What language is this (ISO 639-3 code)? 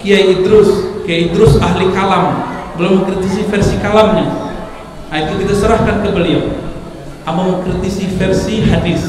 ind